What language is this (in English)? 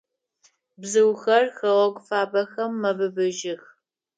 Adyghe